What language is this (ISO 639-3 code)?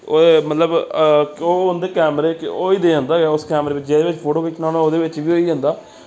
doi